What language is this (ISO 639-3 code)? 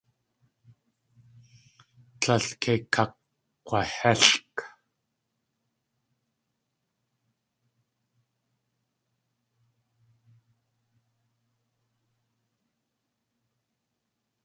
tli